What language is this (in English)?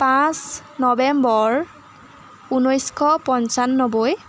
Assamese